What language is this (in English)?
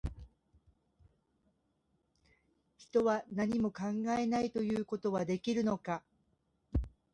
Japanese